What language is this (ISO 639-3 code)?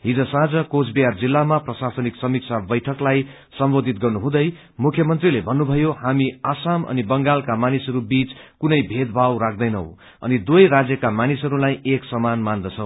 nep